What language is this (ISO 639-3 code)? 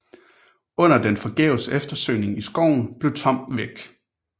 dan